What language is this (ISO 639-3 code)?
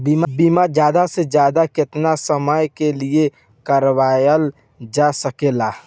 bho